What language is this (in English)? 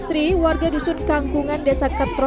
Indonesian